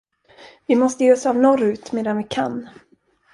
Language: Swedish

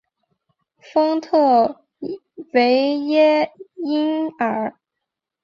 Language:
Chinese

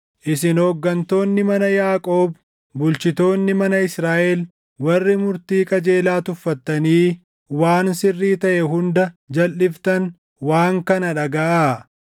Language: Oromo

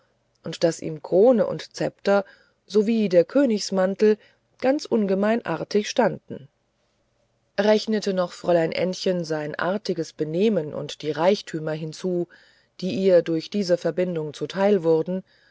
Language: German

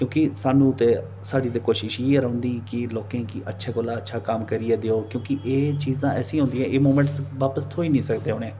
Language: Dogri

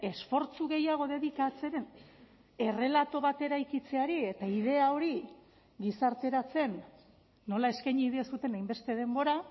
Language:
Basque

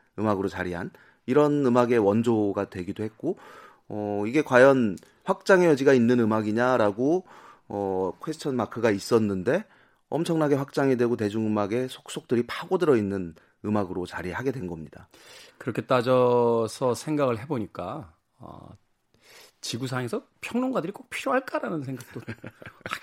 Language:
Korean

